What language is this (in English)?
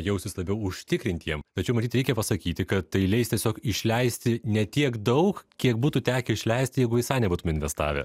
Lithuanian